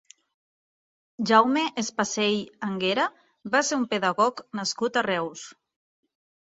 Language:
Catalan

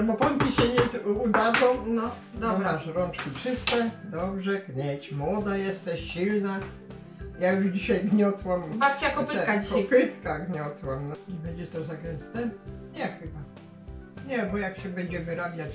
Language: Polish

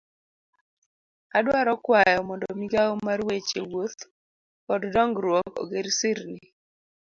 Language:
Luo (Kenya and Tanzania)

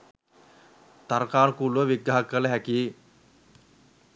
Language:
Sinhala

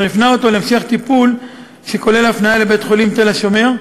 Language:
Hebrew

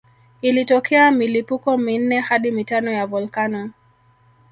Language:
Swahili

